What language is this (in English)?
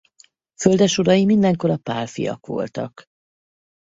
Hungarian